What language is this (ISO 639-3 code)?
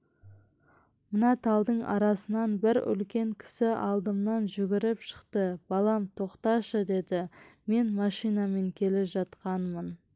kaz